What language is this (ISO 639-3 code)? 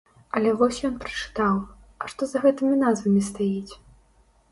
bel